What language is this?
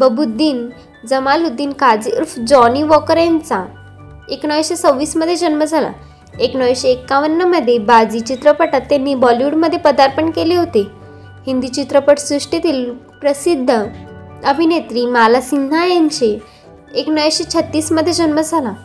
Marathi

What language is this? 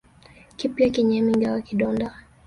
Swahili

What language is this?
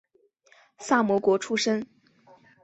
Chinese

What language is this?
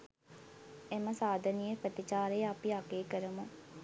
Sinhala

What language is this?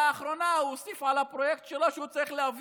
Hebrew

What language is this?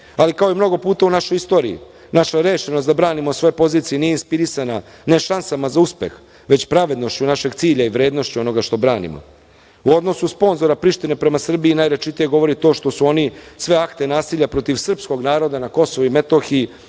Serbian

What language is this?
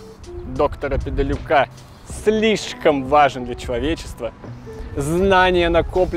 Russian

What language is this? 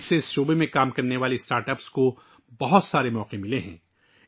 Urdu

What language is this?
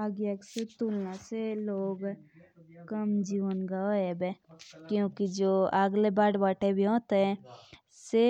Jaunsari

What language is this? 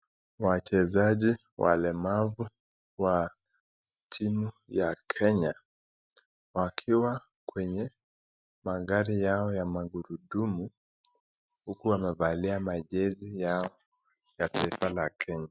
Swahili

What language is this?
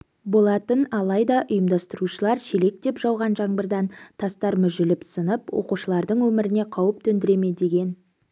Kazakh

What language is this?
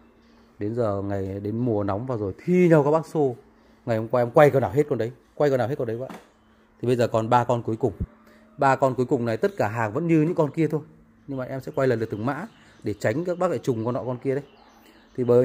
Vietnamese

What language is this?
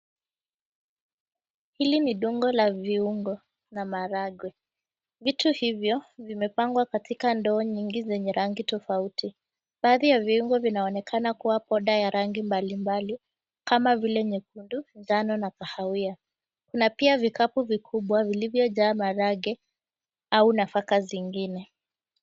Swahili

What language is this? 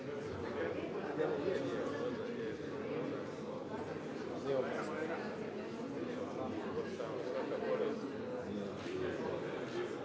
Croatian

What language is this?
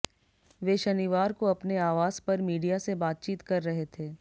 Hindi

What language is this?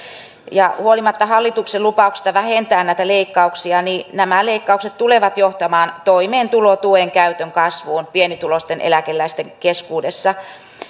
Finnish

